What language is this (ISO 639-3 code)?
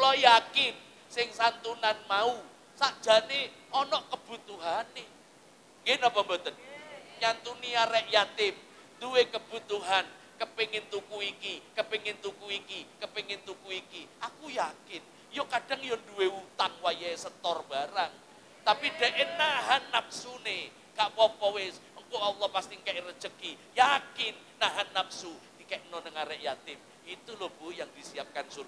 ind